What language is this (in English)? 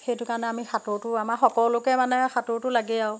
Assamese